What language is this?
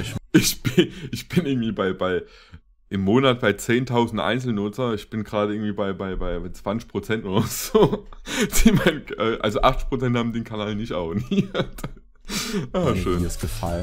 German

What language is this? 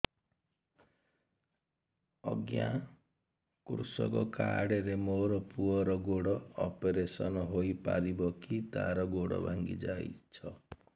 Odia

